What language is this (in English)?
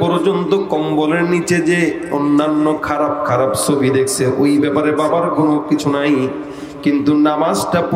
Arabic